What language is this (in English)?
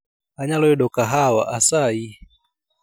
Luo (Kenya and Tanzania)